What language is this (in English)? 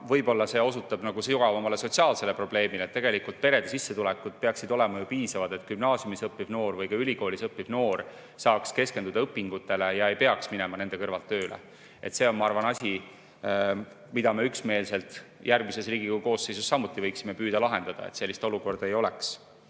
Estonian